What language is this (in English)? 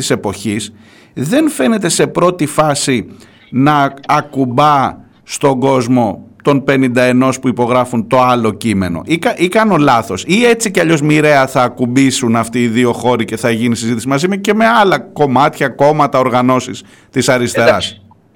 Greek